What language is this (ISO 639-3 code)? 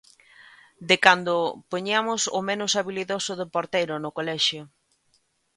glg